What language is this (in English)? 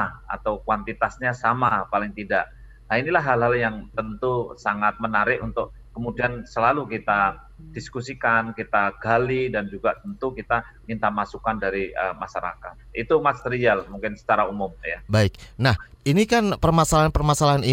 Indonesian